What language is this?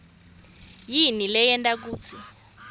Swati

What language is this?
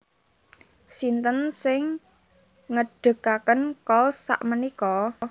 Javanese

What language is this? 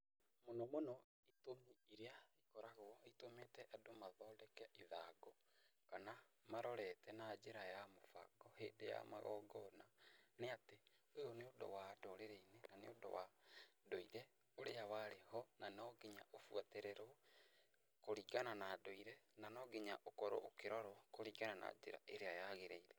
Kikuyu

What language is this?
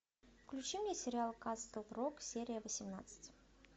Russian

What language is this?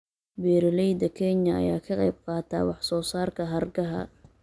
Somali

